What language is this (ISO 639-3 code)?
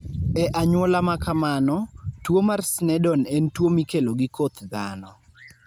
luo